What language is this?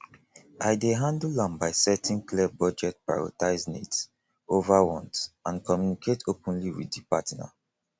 Nigerian Pidgin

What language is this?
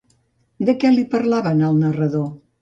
Catalan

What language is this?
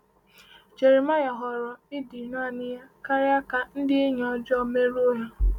Igbo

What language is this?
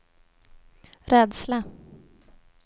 Swedish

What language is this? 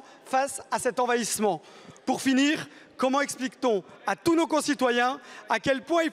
French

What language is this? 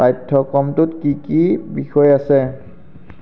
Assamese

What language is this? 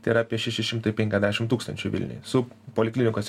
Lithuanian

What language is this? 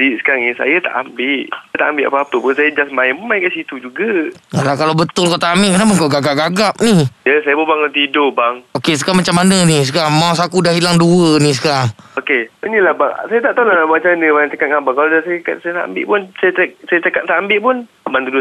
Malay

